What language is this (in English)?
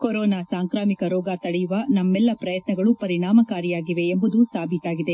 Kannada